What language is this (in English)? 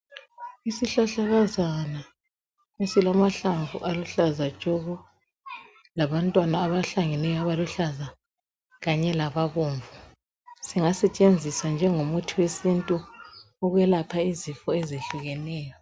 North Ndebele